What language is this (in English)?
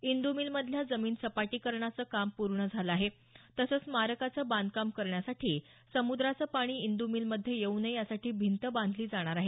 Marathi